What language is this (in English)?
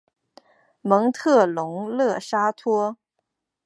Chinese